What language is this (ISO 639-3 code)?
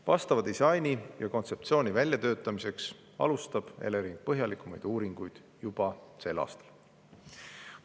est